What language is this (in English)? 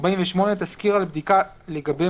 Hebrew